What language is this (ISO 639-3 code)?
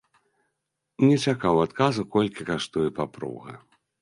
bel